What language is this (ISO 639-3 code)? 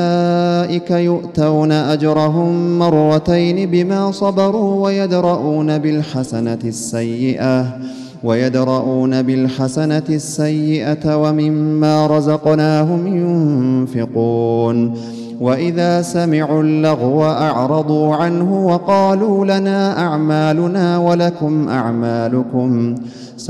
ara